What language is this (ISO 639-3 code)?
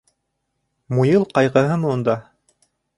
bak